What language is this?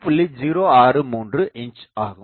Tamil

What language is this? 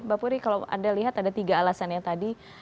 Indonesian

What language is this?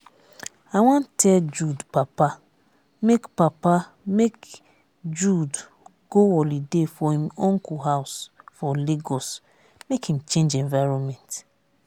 Nigerian Pidgin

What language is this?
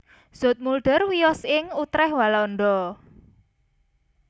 Javanese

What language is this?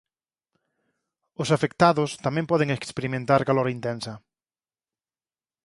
Galician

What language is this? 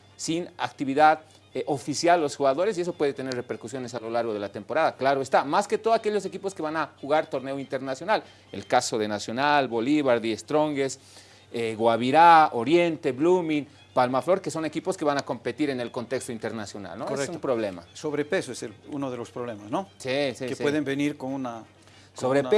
Spanish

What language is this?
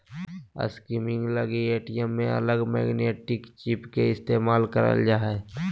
Magahi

